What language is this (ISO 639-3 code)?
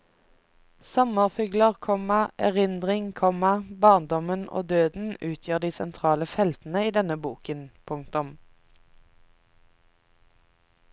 nor